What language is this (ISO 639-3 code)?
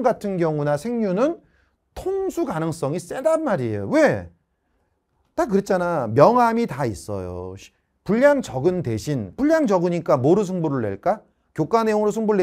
kor